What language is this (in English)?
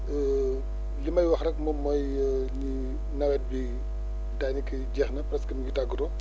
Wolof